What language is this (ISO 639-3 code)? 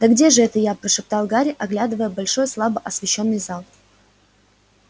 rus